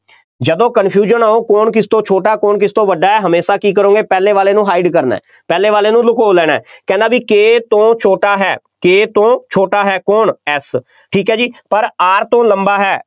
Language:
Punjabi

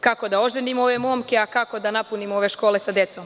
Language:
Serbian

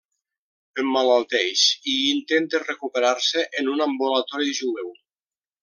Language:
Catalan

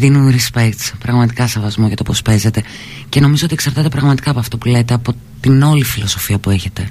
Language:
Greek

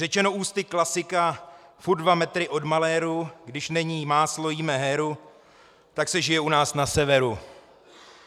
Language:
Czech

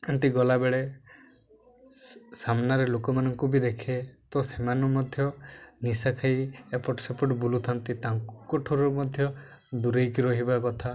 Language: Odia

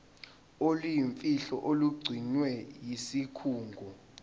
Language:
Zulu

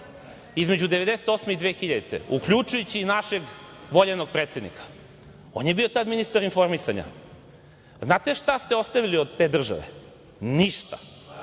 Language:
Serbian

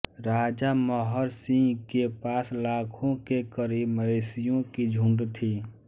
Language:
Hindi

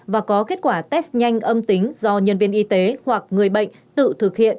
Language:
Vietnamese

